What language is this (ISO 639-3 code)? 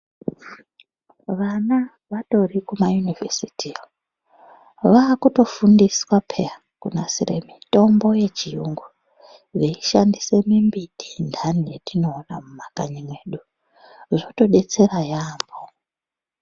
ndc